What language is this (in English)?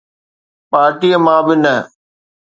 Sindhi